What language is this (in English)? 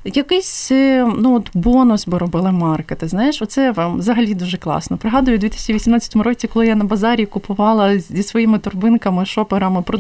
Ukrainian